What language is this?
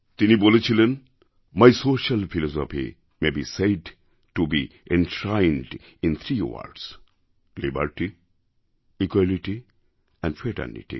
Bangla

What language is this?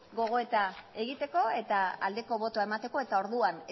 Basque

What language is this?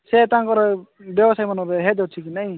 Odia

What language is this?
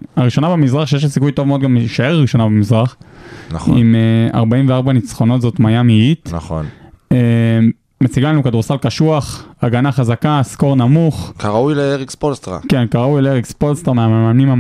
Hebrew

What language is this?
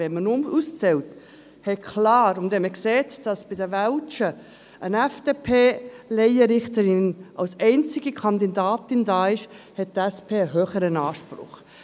Swiss German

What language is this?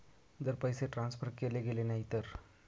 Marathi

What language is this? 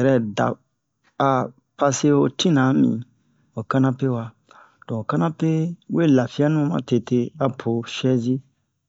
Bomu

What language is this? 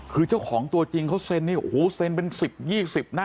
Thai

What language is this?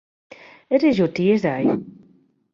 Western Frisian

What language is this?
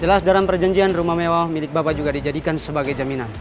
Indonesian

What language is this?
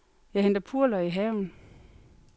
Danish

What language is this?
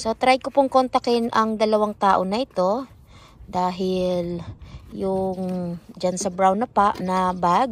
Filipino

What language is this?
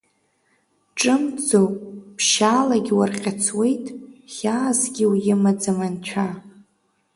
Abkhazian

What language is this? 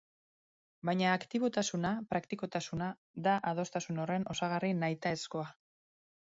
Basque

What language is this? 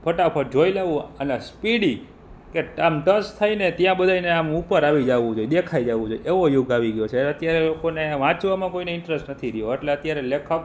Gujarati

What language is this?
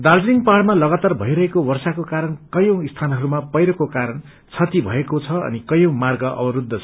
Nepali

